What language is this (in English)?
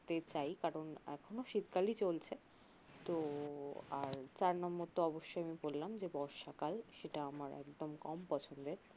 Bangla